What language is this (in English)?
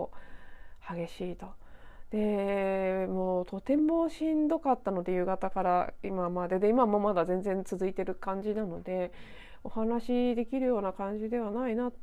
Japanese